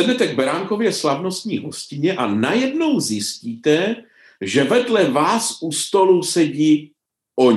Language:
Czech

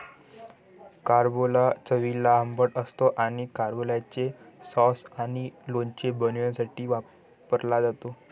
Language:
Marathi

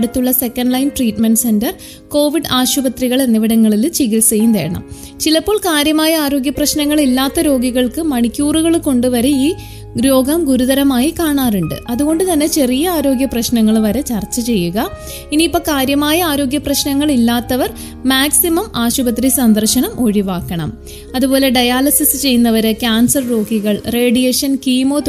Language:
Malayalam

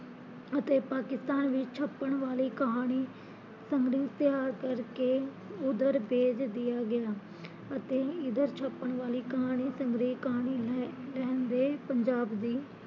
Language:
Punjabi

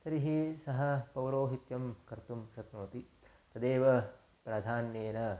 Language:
Sanskrit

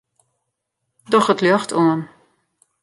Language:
Western Frisian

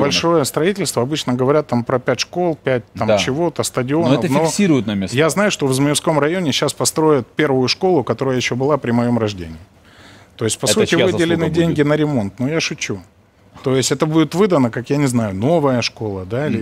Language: Russian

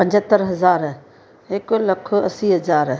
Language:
Sindhi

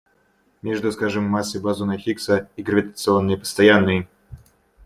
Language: Russian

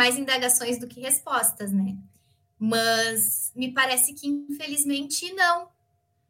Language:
Portuguese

